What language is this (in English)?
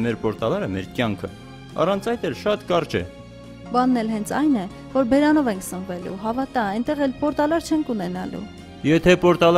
Romanian